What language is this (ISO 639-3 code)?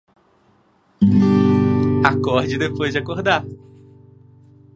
por